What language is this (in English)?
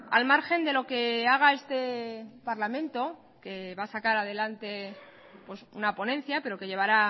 Spanish